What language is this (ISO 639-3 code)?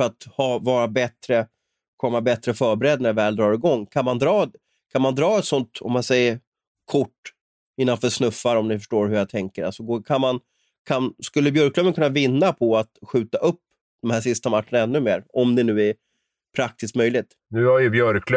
swe